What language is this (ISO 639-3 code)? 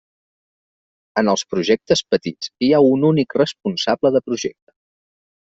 cat